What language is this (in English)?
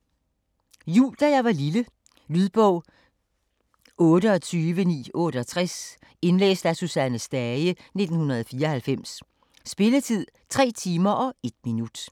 Danish